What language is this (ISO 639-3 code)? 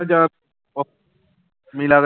pan